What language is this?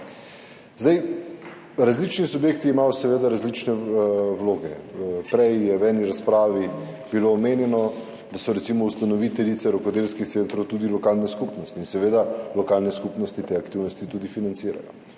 Slovenian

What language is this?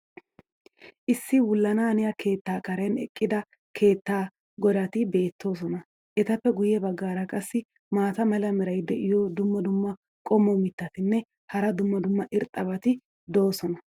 Wolaytta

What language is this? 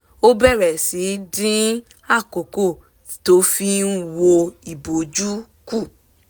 Yoruba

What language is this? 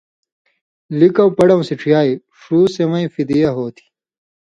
Indus Kohistani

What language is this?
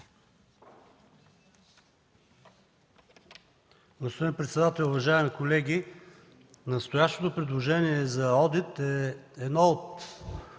Bulgarian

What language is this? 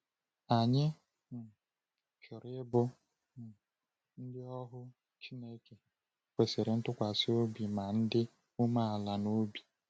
Igbo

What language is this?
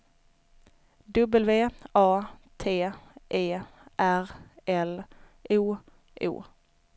Swedish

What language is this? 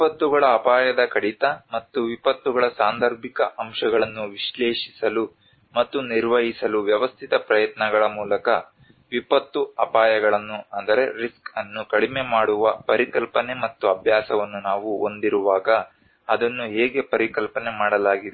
Kannada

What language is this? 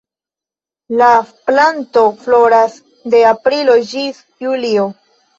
Esperanto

